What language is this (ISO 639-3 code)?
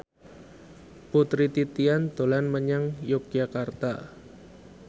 jav